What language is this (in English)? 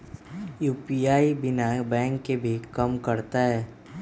Magahi